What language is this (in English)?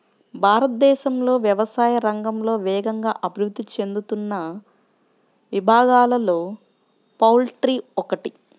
Telugu